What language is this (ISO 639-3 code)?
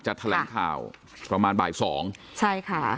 tha